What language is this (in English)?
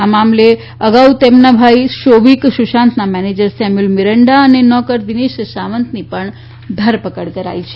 Gujarati